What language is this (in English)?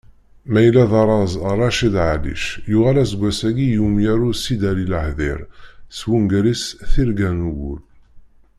Kabyle